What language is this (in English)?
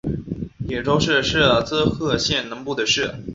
Chinese